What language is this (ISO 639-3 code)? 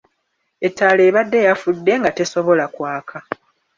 lug